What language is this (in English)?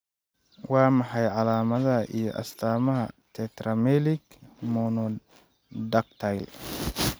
Somali